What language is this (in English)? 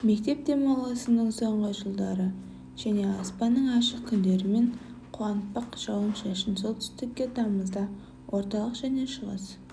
Kazakh